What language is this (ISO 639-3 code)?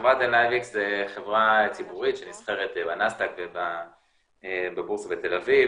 heb